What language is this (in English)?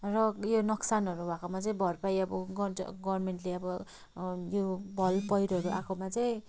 Nepali